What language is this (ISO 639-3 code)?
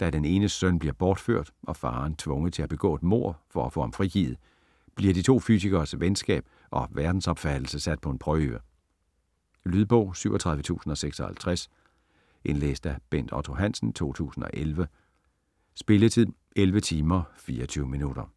dan